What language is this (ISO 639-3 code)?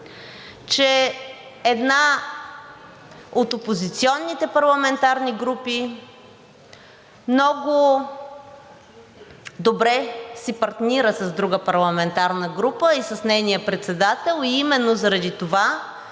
bul